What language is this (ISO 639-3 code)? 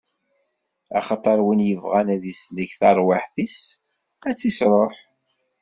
kab